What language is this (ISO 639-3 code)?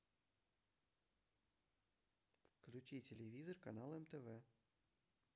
rus